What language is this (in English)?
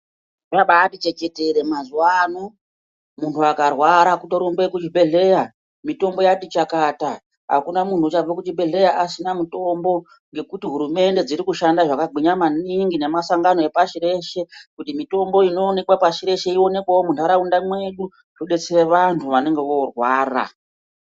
Ndau